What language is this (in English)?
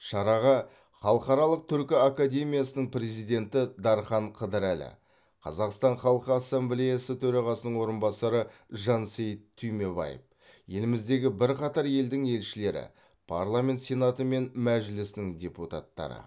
Kazakh